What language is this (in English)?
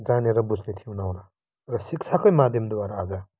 Nepali